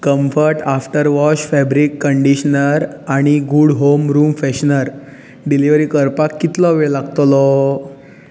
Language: Konkani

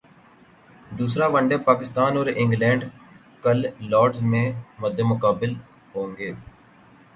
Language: Urdu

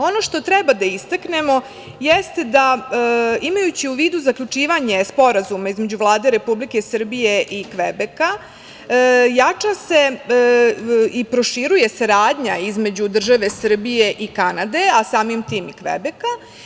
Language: Serbian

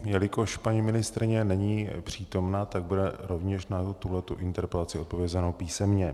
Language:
Czech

